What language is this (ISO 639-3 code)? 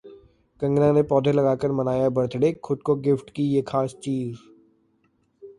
hin